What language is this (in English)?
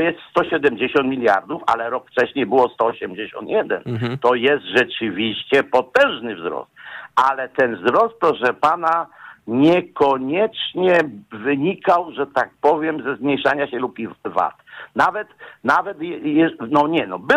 Polish